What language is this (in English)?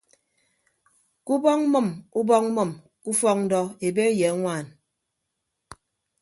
Ibibio